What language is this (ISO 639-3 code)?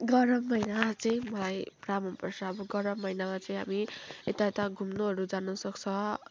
nep